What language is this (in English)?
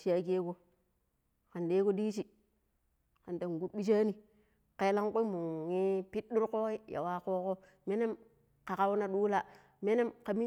Pero